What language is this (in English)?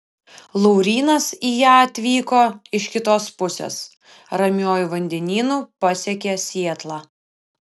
Lithuanian